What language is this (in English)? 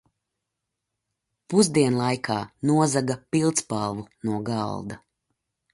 Latvian